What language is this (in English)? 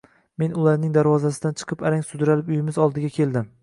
Uzbek